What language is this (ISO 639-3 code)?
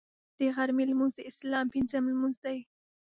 pus